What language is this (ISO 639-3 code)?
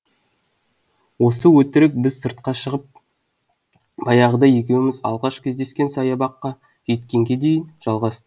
kaz